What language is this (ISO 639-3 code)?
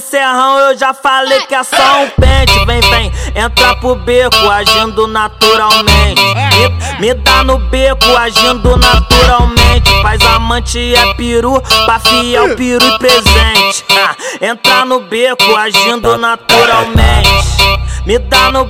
por